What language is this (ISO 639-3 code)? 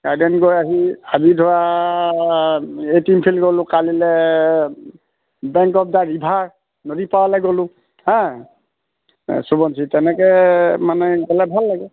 asm